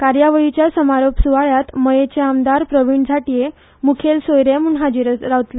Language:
Konkani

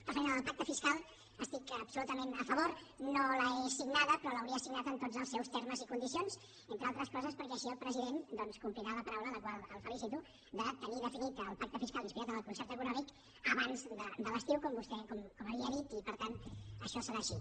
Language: Catalan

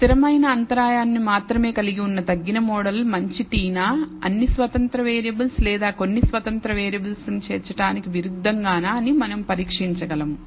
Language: Telugu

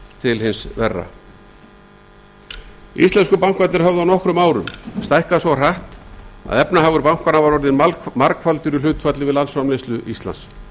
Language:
Icelandic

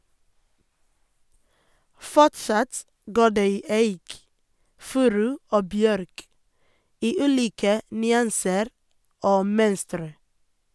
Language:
Norwegian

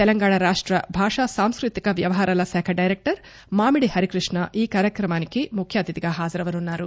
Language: Telugu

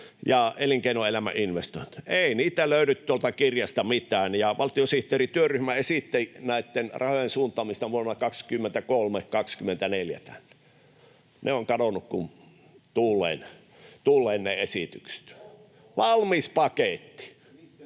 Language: Finnish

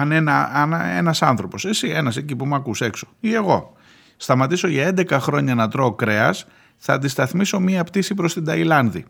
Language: Greek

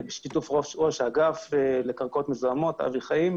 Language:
Hebrew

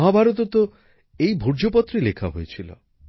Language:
Bangla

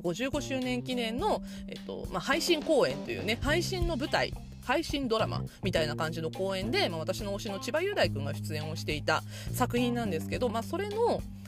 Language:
Japanese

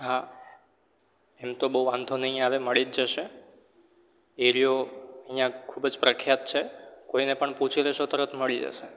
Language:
Gujarati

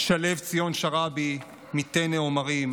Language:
Hebrew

